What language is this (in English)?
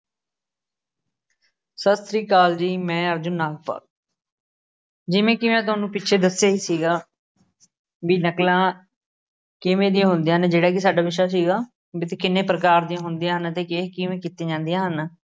Punjabi